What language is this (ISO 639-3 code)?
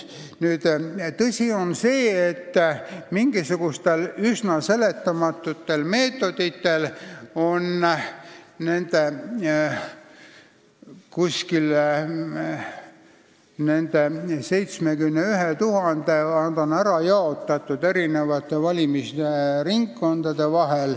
est